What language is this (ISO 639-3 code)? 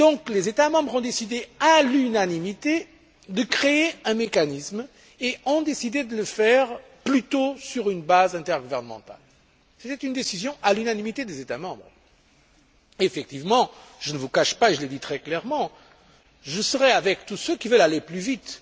fra